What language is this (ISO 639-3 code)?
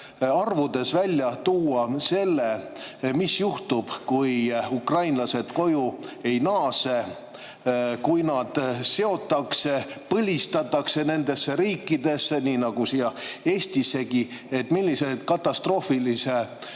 est